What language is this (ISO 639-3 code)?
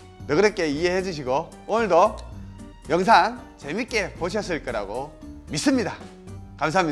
kor